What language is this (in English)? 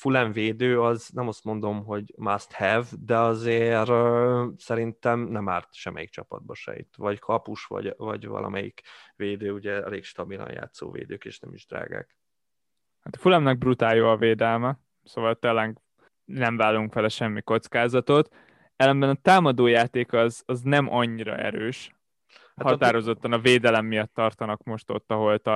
Hungarian